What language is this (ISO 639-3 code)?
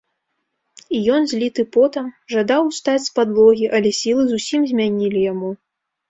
bel